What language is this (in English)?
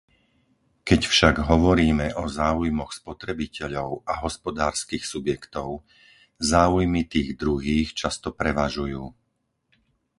Slovak